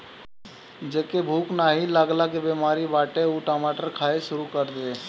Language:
Bhojpuri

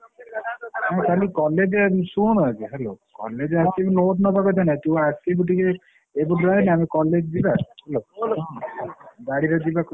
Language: Odia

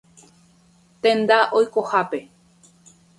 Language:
Guarani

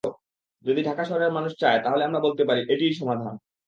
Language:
Bangla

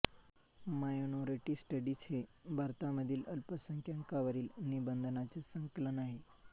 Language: Marathi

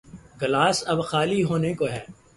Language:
Urdu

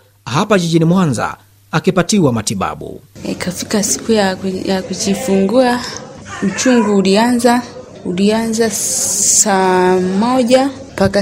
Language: Swahili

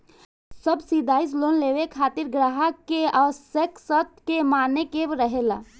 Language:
Bhojpuri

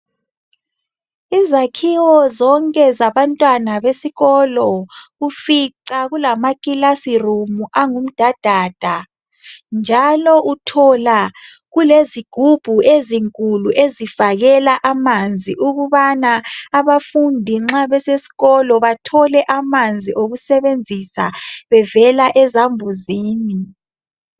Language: North Ndebele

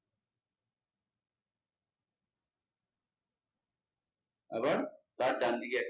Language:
Bangla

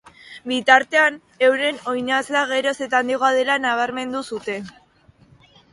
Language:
Basque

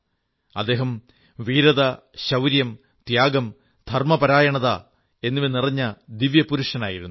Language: Malayalam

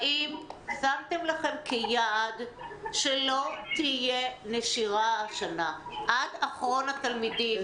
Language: Hebrew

